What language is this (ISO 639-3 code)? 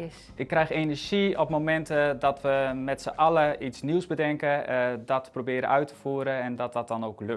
nld